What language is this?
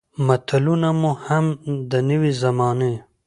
Pashto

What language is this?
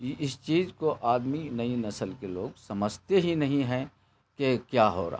Urdu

